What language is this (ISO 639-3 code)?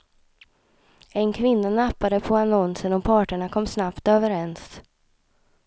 swe